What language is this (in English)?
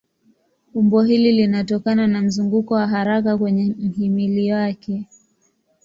Swahili